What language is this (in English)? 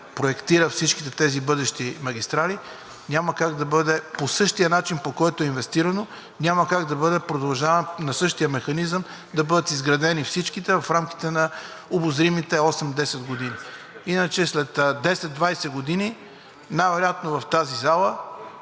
Bulgarian